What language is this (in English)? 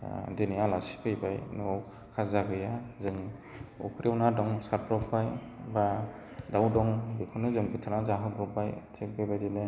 Bodo